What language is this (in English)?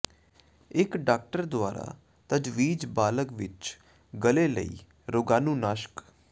Punjabi